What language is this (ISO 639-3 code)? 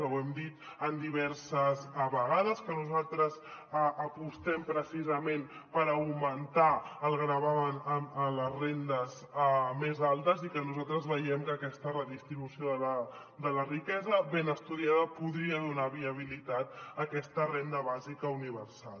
cat